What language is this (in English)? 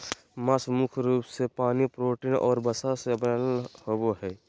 Magahi